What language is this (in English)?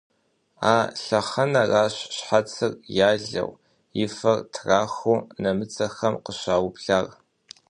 Kabardian